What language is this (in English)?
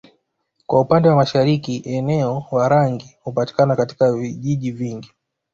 Swahili